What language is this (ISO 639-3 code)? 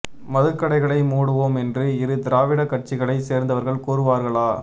tam